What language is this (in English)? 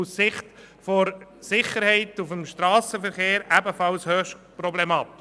Swiss German